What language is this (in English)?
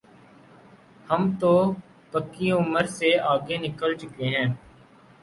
Urdu